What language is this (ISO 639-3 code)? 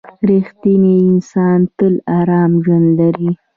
pus